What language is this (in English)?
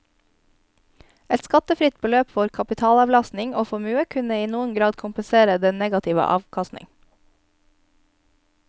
Norwegian